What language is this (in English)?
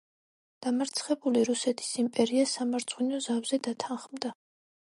Georgian